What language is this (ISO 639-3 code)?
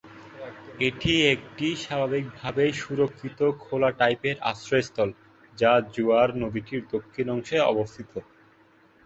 ben